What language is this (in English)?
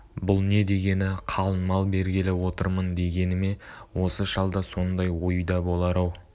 Kazakh